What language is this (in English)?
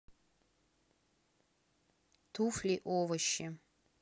Russian